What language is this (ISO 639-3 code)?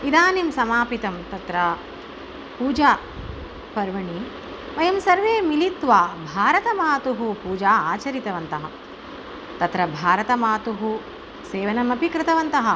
san